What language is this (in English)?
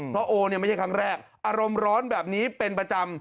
Thai